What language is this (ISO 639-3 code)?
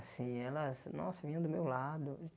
por